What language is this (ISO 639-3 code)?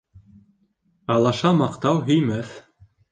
bak